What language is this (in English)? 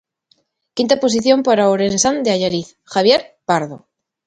Galician